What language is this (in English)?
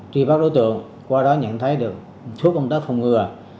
Vietnamese